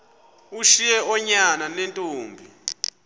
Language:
Xhosa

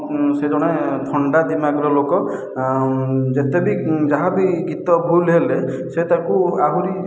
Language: Odia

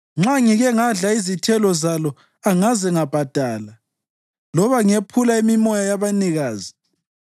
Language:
North Ndebele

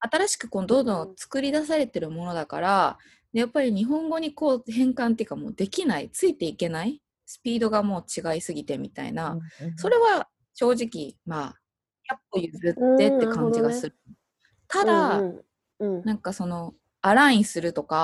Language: Japanese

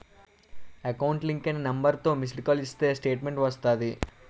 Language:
Telugu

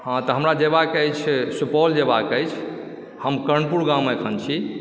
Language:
Maithili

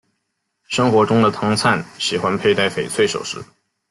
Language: Chinese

